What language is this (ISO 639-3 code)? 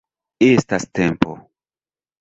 epo